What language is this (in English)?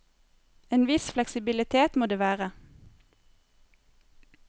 Norwegian